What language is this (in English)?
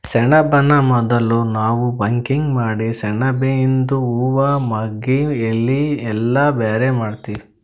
Kannada